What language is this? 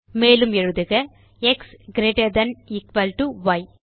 Tamil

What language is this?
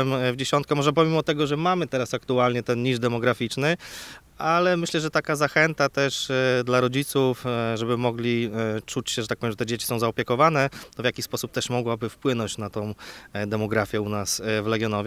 Polish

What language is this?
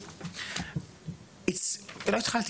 Hebrew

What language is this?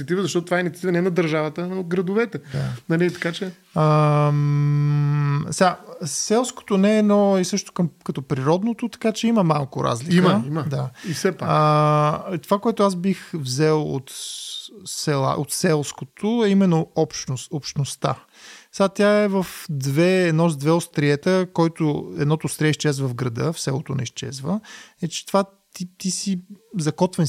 Bulgarian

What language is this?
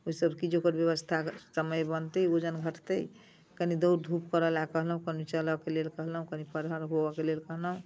Maithili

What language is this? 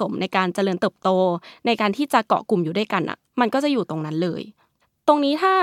Thai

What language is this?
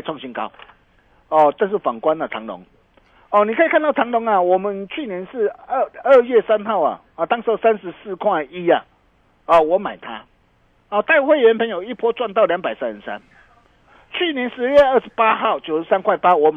Chinese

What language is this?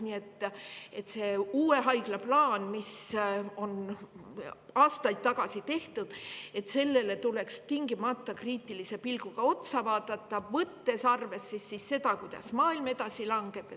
Estonian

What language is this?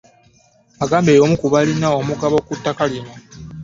Ganda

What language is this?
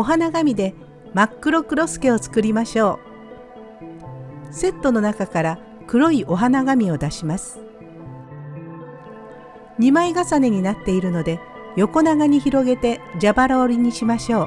Japanese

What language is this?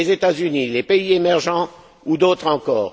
French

